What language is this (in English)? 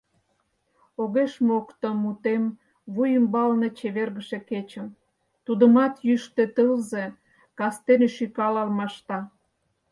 Mari